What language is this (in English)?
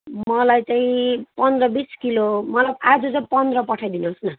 Nepali